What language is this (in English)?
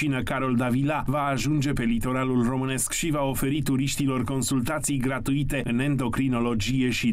Romanian